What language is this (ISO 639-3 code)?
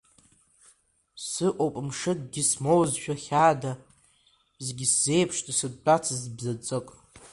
abk